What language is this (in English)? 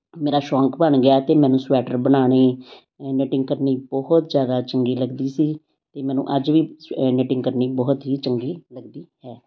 Punjabi